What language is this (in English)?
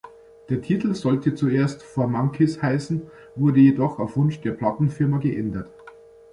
German